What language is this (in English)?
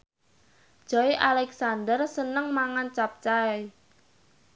Javanese